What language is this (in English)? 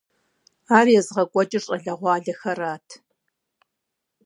Kabardian